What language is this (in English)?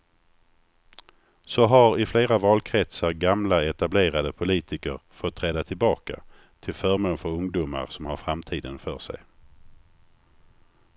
Swedish